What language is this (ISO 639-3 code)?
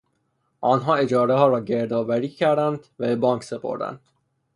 fas